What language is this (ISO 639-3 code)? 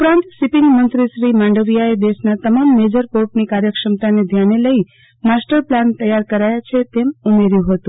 guj